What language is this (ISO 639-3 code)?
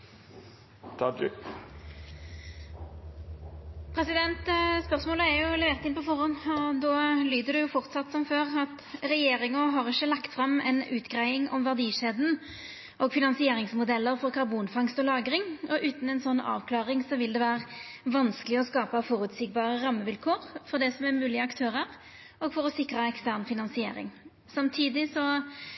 nor